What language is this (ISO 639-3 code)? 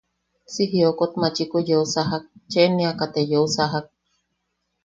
yaq